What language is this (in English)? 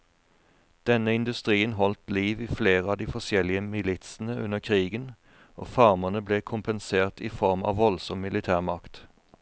Norwegian